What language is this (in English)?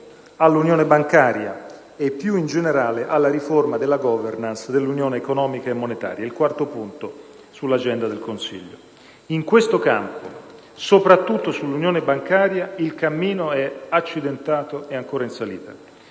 Italian